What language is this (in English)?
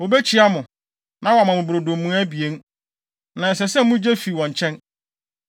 Akan